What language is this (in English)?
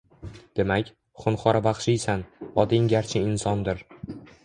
Uzbek